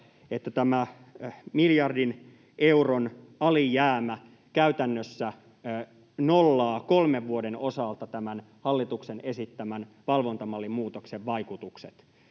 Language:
Finnish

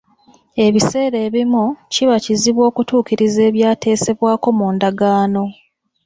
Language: Ganda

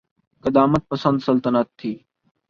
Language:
Urdu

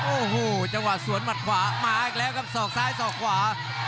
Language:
Thai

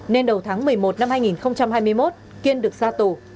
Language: Vietnamese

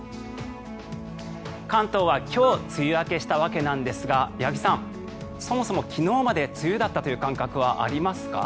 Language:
Japanese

